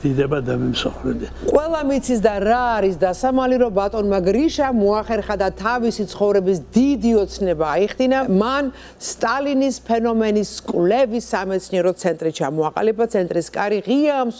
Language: Turkish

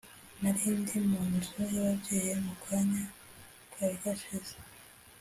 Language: Kinyarwanda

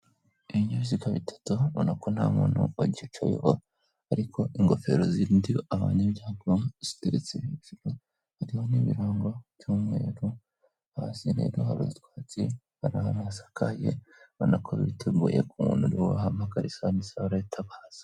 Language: Kinyarwanda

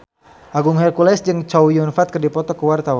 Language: Sundanese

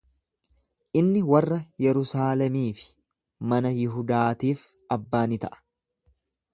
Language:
Oromo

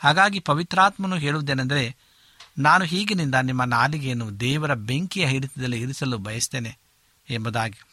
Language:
Kannada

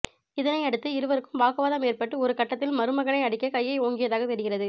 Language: Tamil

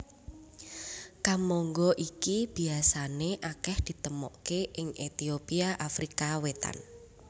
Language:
Javanese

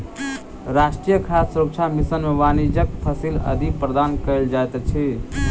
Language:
Maithili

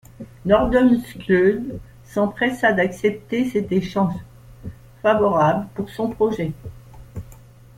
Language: French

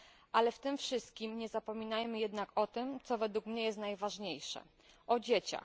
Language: Polish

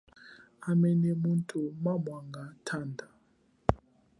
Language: Chokwe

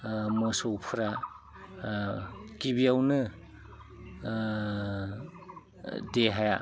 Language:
Bodo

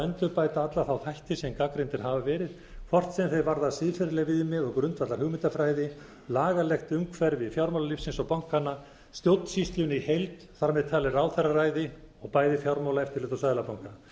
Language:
Icelandic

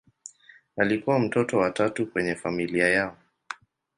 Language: Swahili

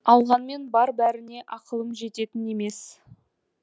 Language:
Kazakh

